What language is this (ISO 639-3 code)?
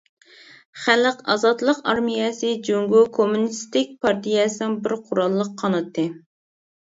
uig